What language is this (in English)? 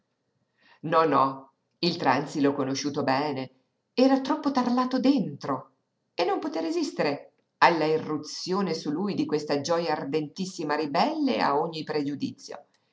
Italian